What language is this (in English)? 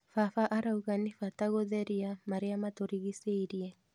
Kikuyu